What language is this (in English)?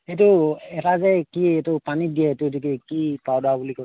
Assamese